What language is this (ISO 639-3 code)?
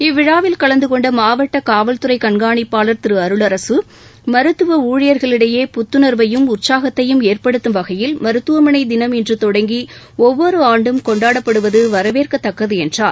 tam